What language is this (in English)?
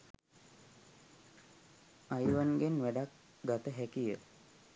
Sinhala